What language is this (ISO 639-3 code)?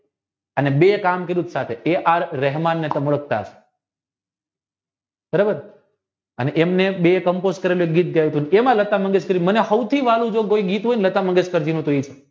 guj